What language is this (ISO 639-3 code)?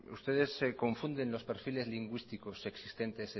spa